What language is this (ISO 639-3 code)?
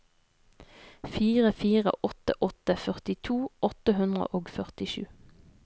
nor